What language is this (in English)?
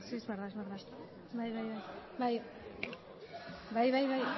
Basque